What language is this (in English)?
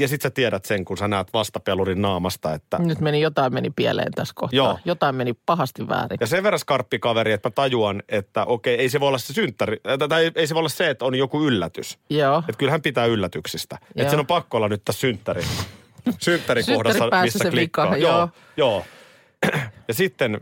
Finnish